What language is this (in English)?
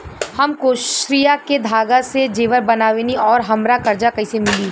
Bhojpuri